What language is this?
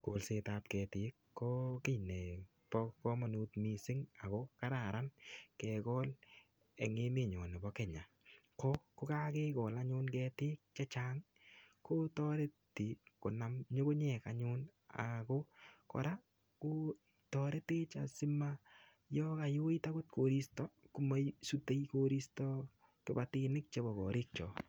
Kalenjin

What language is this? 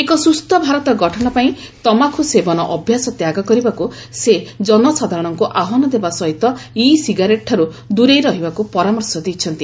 Odia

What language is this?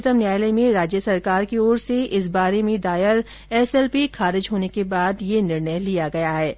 Hindi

